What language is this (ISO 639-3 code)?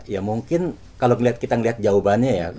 ind